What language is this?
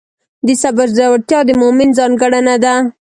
Pashto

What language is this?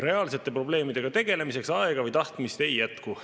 Estonian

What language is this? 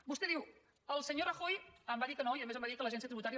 Catalan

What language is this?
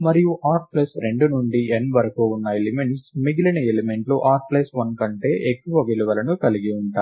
Telugu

